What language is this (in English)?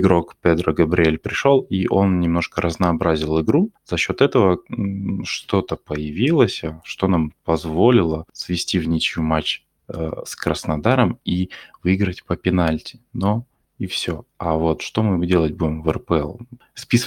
Russian